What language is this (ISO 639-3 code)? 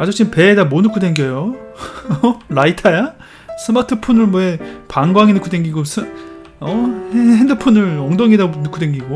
kor